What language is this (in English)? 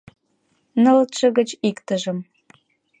Mari